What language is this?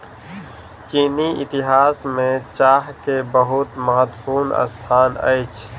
Maithili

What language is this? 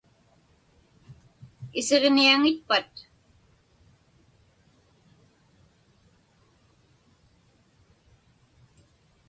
Inupiaq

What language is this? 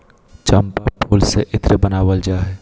Magahi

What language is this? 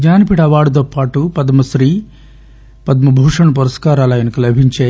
Telugu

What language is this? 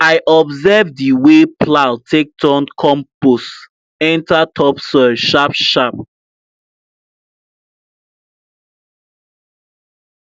Nigerian Pidgin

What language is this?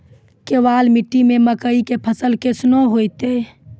Maithili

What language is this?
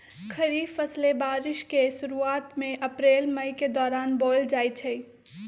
Magahi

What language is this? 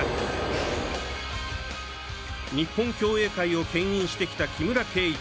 Japanese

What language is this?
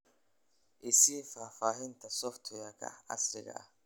Somali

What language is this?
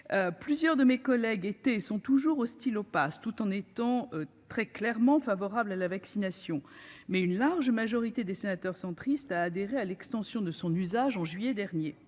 French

